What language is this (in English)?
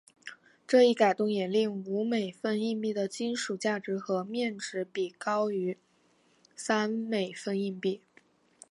Chinese